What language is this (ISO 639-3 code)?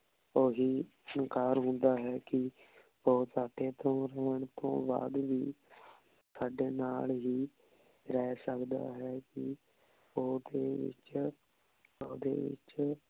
pan